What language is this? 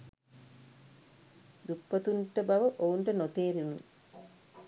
Sinhala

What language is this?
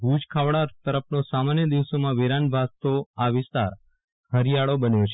Gujarati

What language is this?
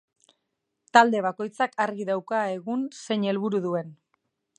Basque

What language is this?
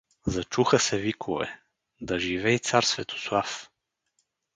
Bulgarian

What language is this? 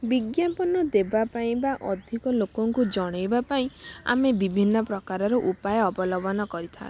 Odia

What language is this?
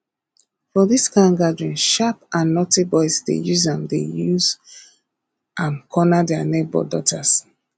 Nigerian Pidgin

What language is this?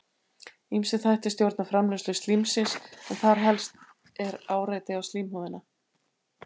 Icelandic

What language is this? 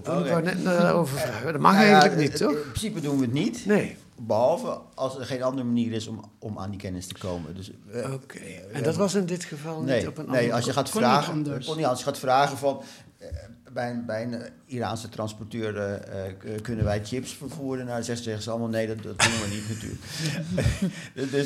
Dutch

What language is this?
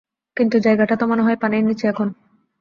Bangla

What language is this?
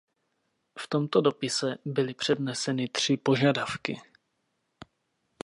Czech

